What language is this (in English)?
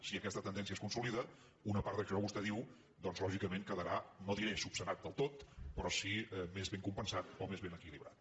Catalan